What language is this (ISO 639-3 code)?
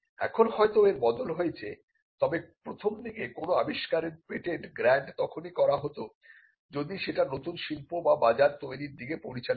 ben